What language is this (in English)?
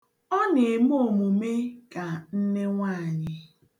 Igbo